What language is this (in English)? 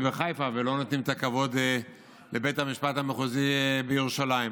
Hebrew